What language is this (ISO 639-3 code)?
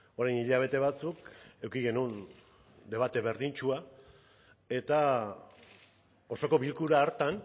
eus